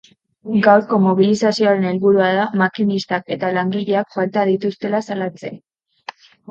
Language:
Basque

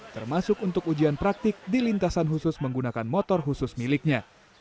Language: Indonesian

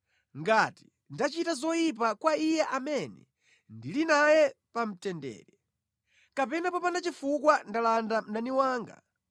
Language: Nyanja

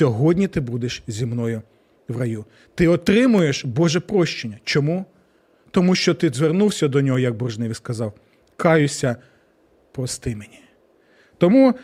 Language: Ukrainian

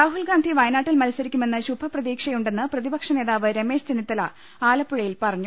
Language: Malayalam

